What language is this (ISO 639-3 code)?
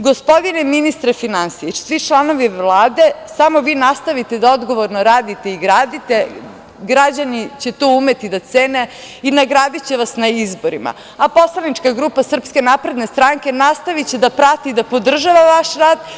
srp